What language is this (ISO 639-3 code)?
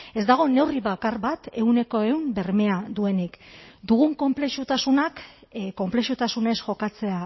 eus